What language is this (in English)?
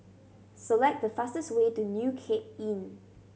English